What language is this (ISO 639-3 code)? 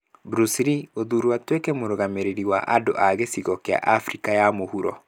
kik